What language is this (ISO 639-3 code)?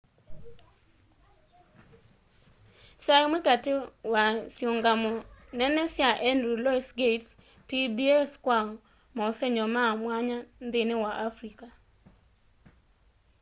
kam